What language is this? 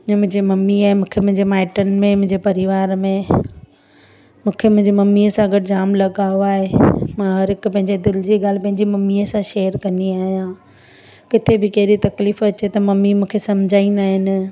Sindhi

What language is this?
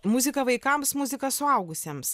Lithuanian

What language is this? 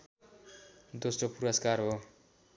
Nepali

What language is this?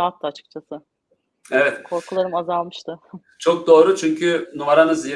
Turkish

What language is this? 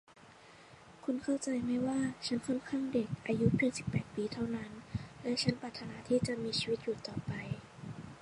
Thai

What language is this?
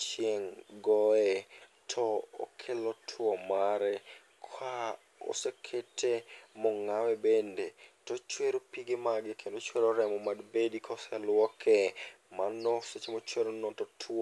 Luo (Kenya and Tanzania)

